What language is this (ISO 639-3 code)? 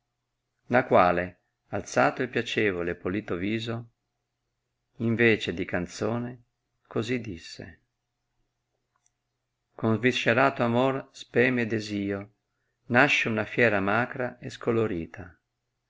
ita